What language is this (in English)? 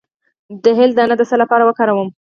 Pashto